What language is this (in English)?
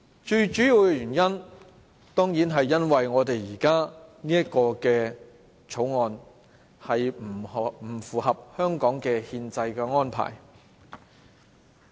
Cantonese